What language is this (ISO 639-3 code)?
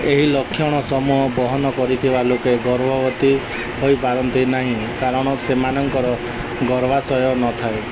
ori